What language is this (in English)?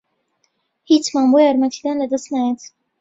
Central Kurdish